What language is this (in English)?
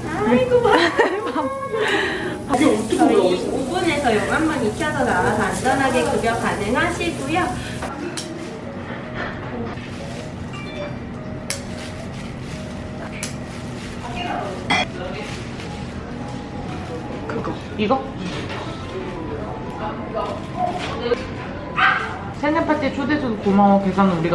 Korean